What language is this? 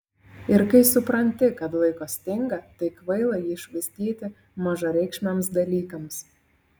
Lithuanian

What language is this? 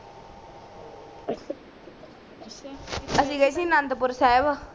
Punjabi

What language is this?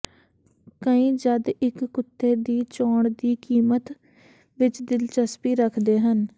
Punjabi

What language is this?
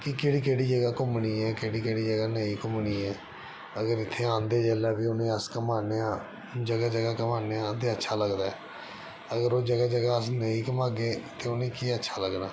Dogri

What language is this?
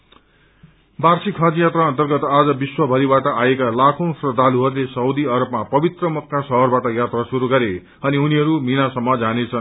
Nepali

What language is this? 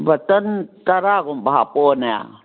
Manipuri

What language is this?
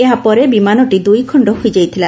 Odia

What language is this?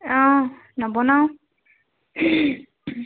Assamese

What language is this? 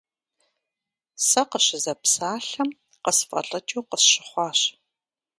Kabardian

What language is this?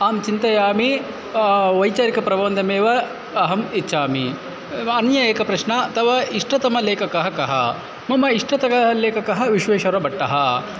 Sanskrit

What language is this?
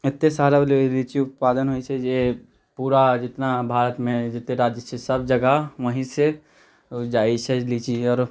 Maithili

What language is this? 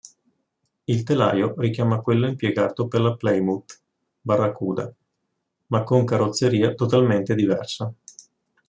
Italian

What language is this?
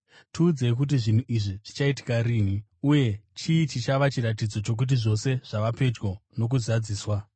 Shona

